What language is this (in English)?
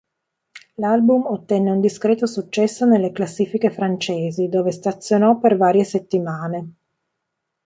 Italian